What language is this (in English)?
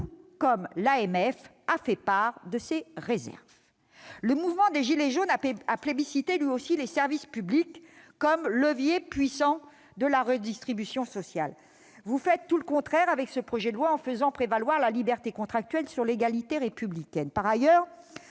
French